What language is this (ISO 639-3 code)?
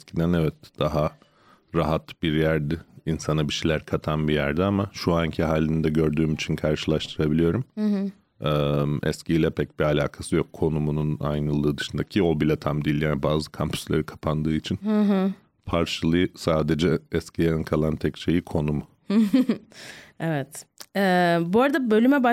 tur